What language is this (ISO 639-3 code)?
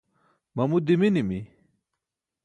bsk